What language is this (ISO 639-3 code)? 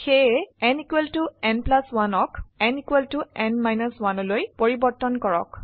asm